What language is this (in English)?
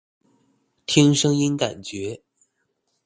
Chinese